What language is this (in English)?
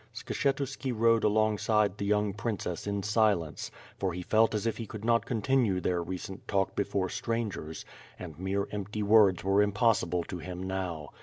English